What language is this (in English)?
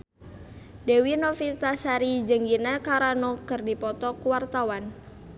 Sundanese